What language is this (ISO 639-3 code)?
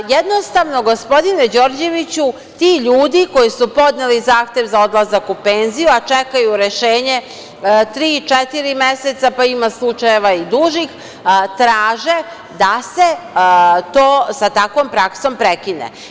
srp